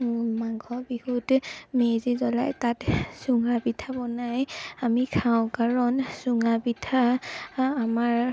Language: Assamese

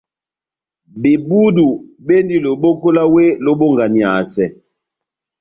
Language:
Batanga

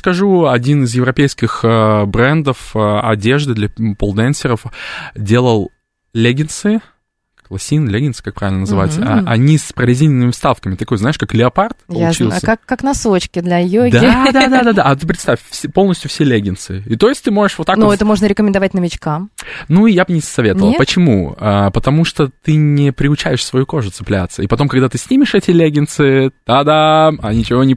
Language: Russian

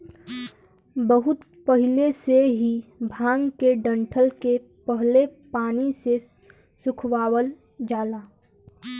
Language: Bhojpuri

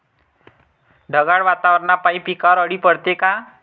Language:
Marathi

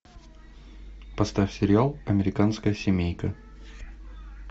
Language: Russian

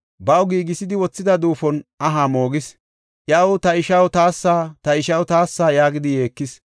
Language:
Gofa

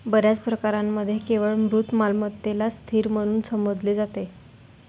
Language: Marathi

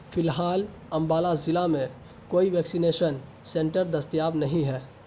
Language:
Urdu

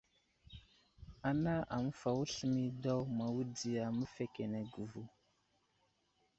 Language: Wuzlam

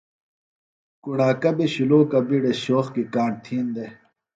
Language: Phalura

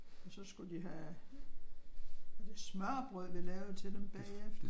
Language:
Danish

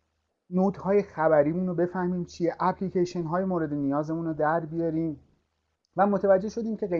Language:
Persian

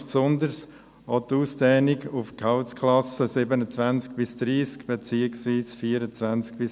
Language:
Swiss German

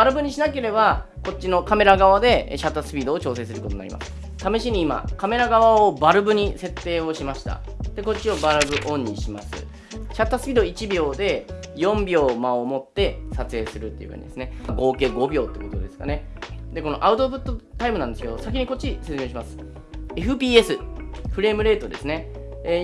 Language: Japanese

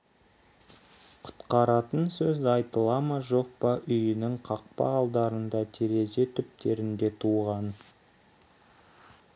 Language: Kazakh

